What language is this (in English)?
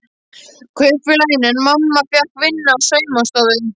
Icelandic